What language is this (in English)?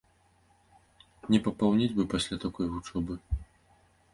Belarusian